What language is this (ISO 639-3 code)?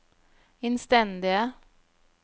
nor